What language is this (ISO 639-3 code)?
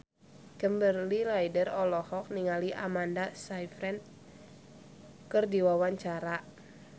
sun